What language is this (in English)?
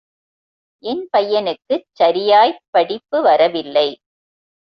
Tamil